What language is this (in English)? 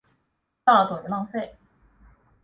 Chinese